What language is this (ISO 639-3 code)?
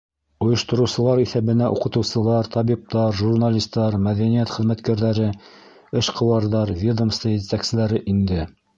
bak